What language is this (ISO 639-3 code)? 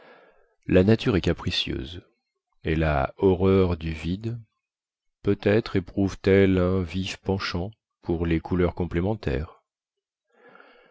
fra